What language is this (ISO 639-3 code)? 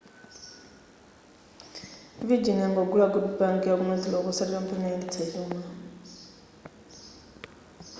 nya